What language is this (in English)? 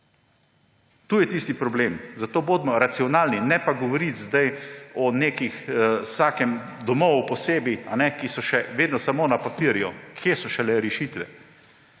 Slovenian